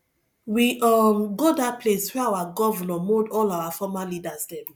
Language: Nigerian Pidgin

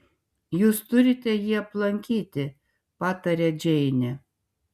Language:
Lithuanian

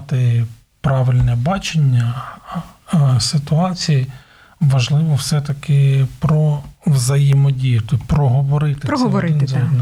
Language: Ukrainian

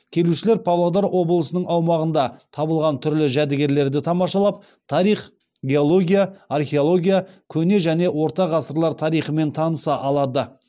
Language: Kazakh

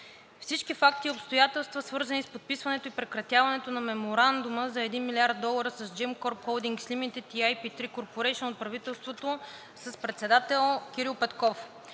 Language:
Bulgarian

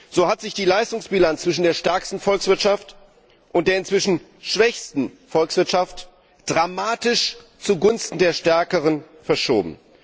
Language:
German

